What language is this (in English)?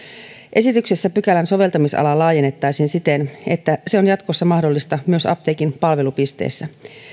Finnish